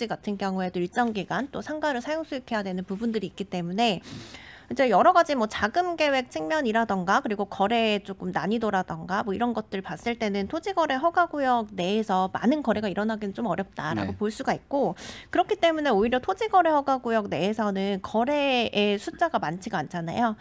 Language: Korean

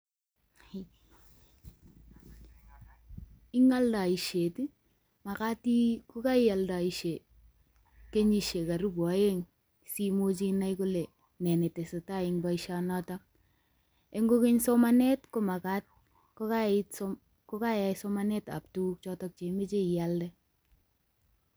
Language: Kalenjin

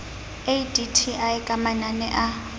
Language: Southern Sotho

